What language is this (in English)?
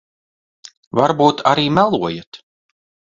Latvian